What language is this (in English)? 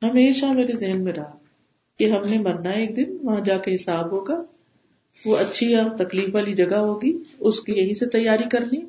Urdu